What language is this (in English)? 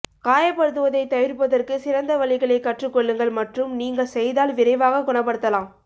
Tamil